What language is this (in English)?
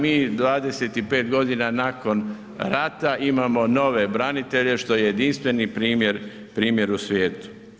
Croatian